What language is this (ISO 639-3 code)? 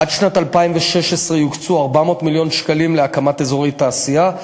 heb